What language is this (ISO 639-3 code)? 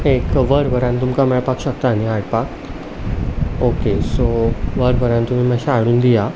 kok